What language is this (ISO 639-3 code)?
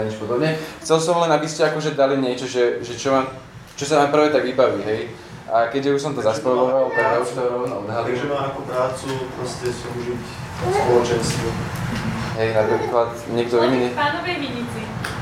slk